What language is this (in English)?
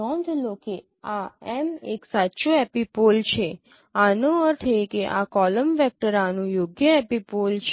Gujarati